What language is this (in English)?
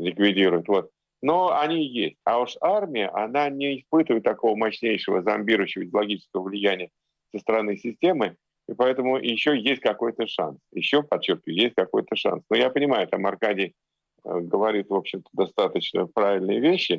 Russian